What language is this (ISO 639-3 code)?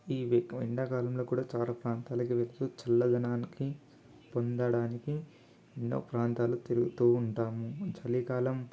tel